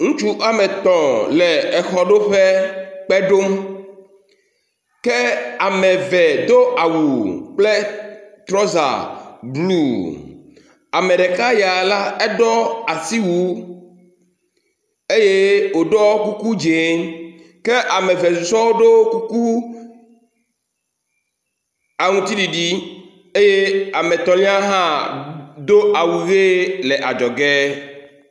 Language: Ewe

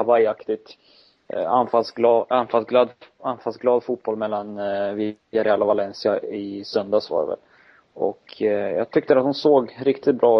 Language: Swedish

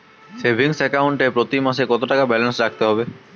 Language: Bangla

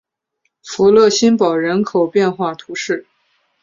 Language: Chinese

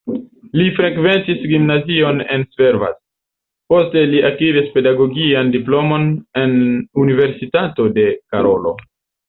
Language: Esperanto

